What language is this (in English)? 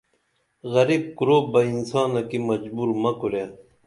Dameli